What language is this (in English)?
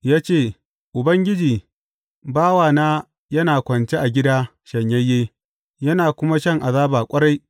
Hausa